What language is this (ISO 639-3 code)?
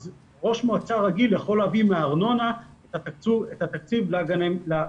heb